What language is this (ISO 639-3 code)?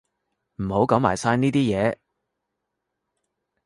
yue